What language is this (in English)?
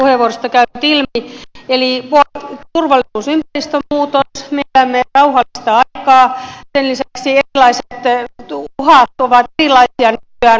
Finnish